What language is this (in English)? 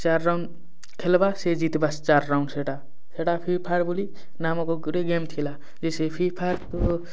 Odia